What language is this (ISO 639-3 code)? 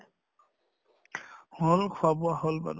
asm